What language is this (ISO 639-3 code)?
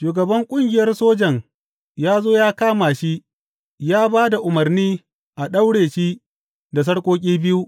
hau